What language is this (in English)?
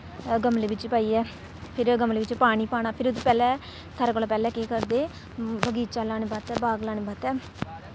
Dogri